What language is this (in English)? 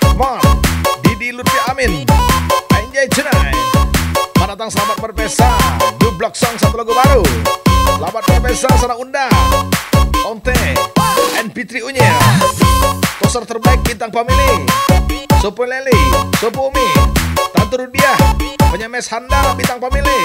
Indonesian